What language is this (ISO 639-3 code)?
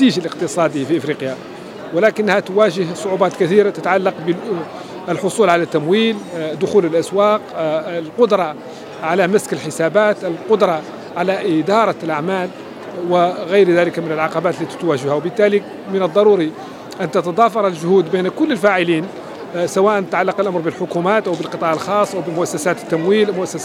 ara